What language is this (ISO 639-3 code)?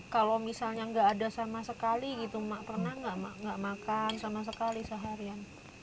ind